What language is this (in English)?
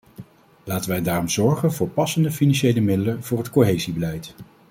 Dutch